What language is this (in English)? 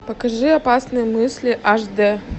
Russian